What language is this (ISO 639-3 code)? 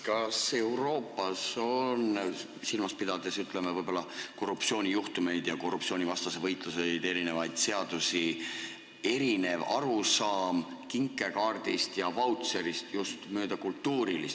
est